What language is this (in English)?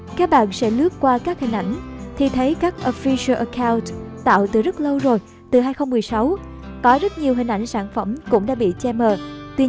Vietnamese